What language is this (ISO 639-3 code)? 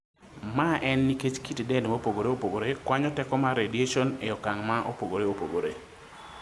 luo